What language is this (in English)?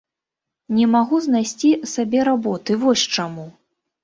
Belarusian